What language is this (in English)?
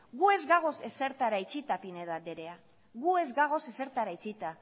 Basque